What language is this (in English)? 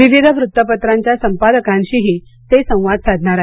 Marathi